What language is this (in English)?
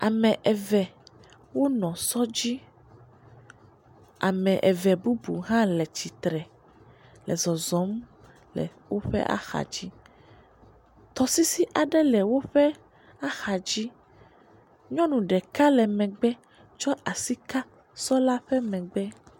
Ewe